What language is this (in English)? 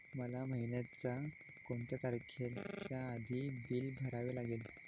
Marathi